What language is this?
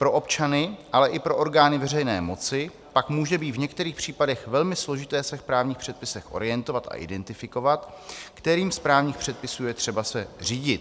Czech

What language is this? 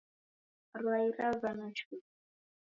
Taita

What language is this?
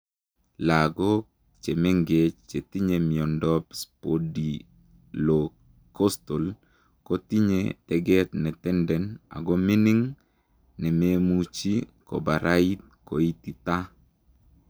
Kalenjin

